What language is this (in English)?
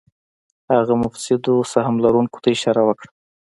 Pashto